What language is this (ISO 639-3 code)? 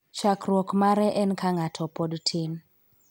luo